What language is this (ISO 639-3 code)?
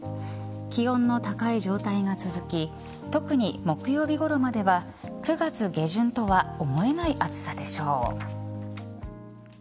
jpn